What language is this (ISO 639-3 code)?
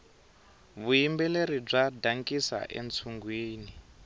tso